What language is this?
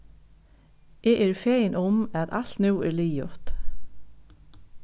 Faroese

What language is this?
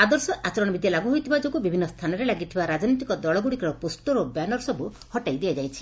Odia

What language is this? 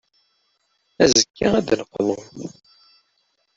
Kabyle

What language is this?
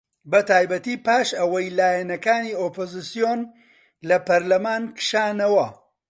Central Kurdish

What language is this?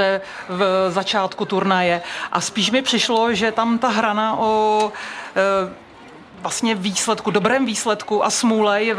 Czech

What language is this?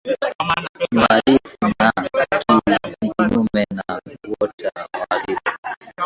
Swahili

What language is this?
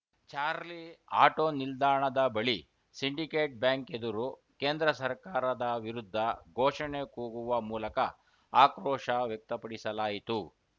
Kannada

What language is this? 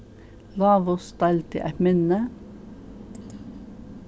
Faroese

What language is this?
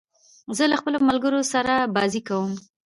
Pashto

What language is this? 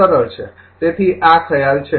Gujarati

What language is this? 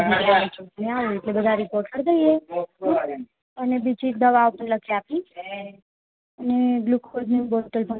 Gujarati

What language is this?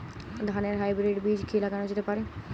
Bangla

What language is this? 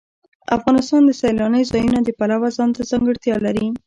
Pashto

